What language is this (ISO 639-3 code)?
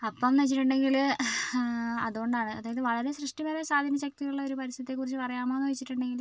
mal